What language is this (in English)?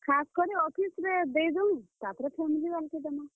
Odia